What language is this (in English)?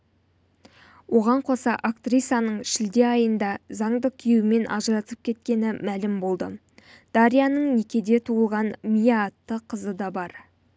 Kazakh